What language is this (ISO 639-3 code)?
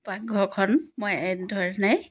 asm